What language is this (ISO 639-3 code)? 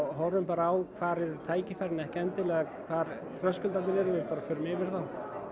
isl